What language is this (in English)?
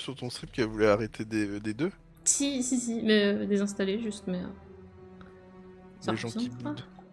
French